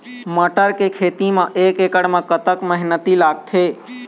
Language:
Chhattisgarhi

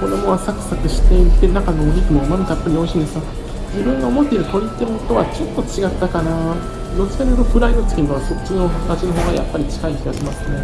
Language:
Japanese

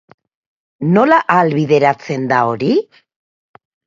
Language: Basque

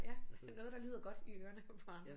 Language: Danish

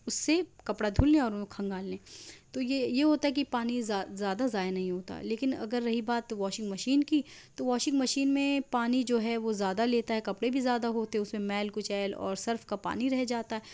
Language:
Urdu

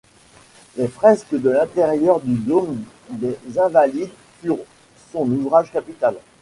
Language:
French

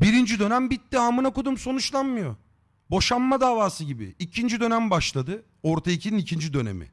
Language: Turkish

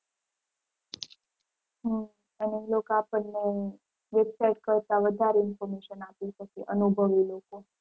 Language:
Gujarati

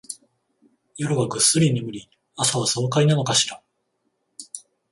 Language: Japanese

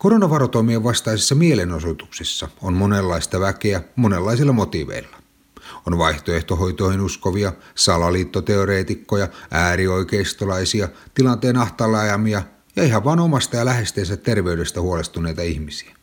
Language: Finnish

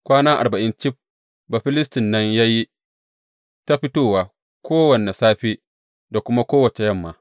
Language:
Hausa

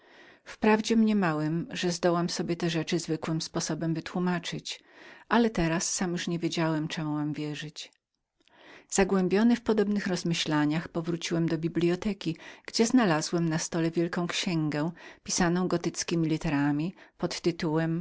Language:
Polish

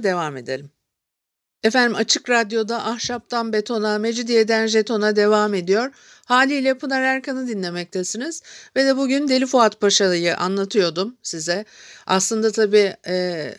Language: Turkish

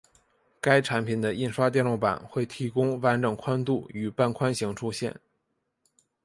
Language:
Chinese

